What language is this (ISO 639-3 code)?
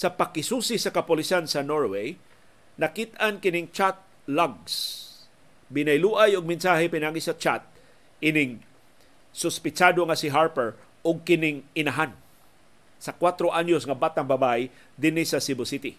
fil